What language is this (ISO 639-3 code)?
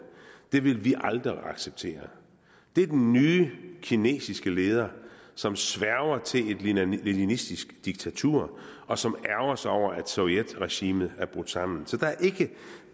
dan